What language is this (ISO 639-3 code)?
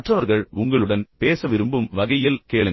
tam